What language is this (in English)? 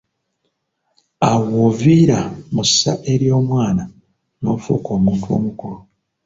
Ganda